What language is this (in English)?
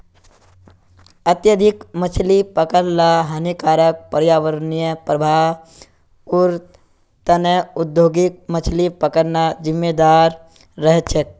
Magahi